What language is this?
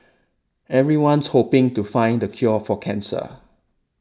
English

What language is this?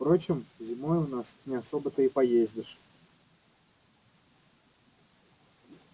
Russian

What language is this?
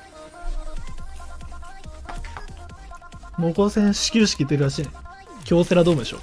Japanese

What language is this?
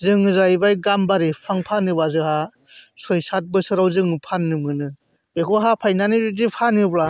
Bodo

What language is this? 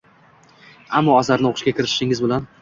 Uzbek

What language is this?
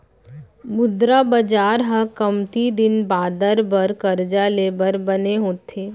Chhattisgarhi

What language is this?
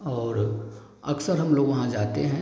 Hindi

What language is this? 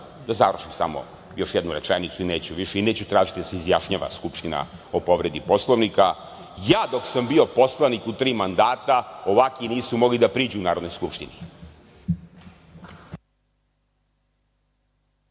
Serbian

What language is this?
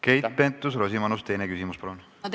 Estonian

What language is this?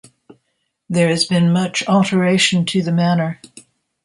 English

